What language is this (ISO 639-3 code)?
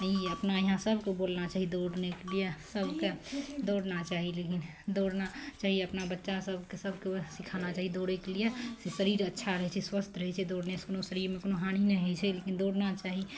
mai